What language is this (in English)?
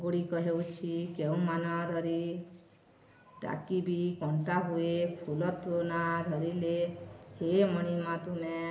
Odia